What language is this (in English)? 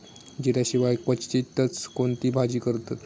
Marathi